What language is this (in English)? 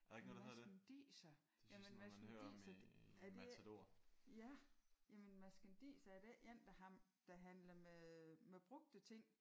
Danish